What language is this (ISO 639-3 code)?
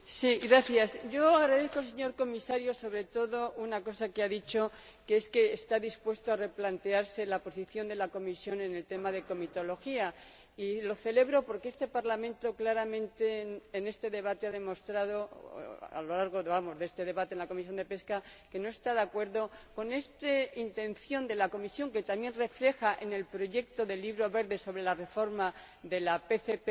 spa